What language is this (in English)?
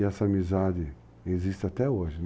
Portuguese